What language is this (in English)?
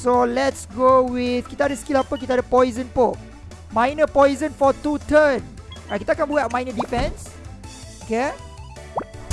Malay